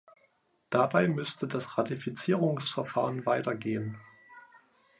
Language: German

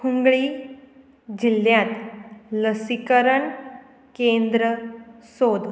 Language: Konkani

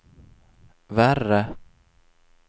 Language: Swedish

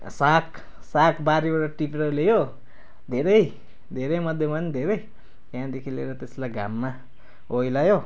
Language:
Nepali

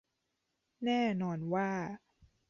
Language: Thai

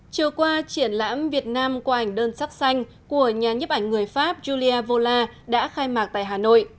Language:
Vietnamese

